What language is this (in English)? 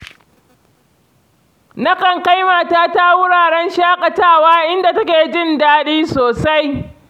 Hausa